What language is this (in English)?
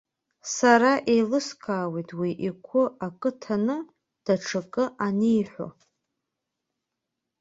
Abkhazian